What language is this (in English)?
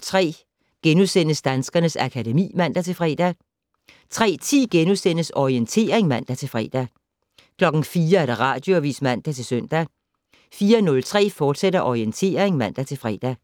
Danish